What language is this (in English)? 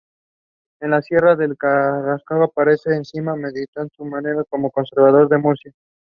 Spanish